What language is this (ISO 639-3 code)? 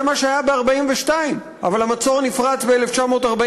heb